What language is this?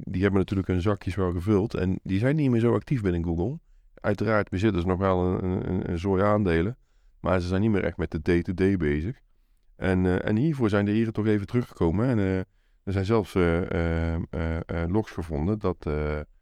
Dutch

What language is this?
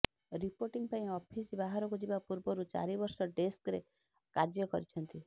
Odia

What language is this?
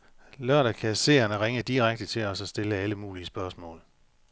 Danish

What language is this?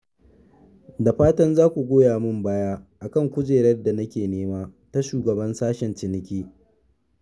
Hausa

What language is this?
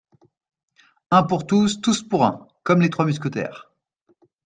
French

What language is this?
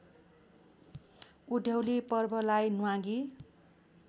Nepali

